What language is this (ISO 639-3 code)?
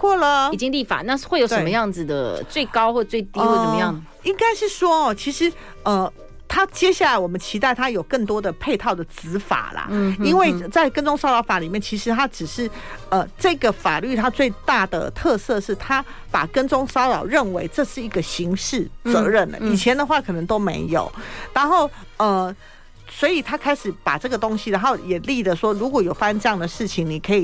zho